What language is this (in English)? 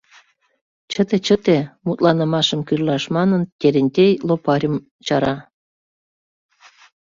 Mari